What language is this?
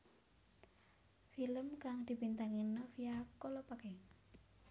Javanese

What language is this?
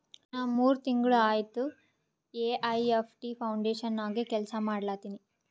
Kannada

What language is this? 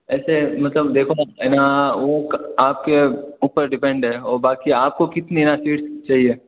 Hindi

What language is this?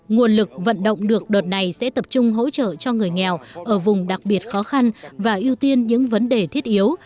Vietnamese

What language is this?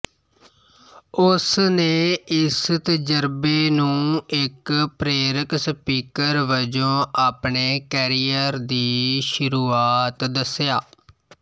Punjabi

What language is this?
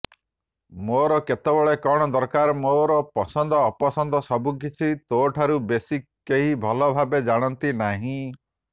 Odia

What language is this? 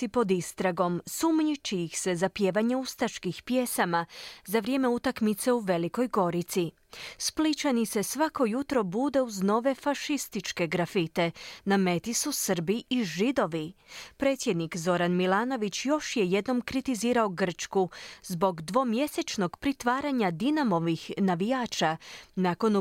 Croatian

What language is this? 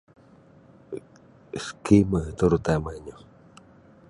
Sabah Bisaya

